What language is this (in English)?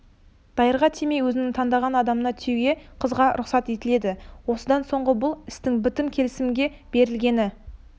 Kazakh